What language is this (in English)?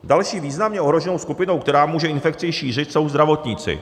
Czech